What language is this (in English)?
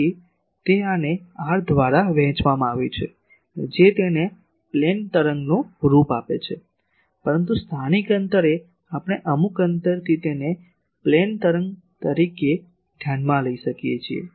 Gujarati